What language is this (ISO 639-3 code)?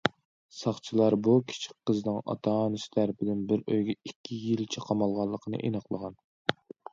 uig